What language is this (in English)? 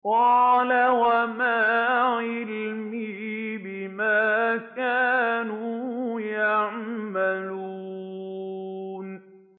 Arabic